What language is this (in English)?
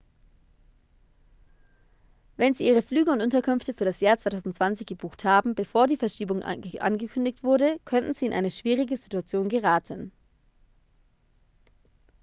German